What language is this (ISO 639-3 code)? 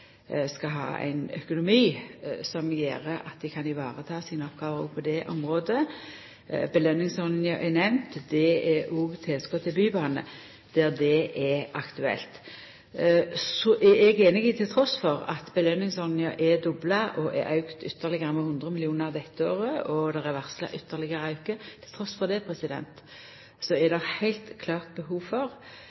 nno